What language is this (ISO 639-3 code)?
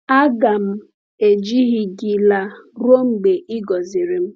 ibo